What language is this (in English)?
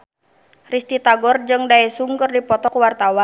Sundanese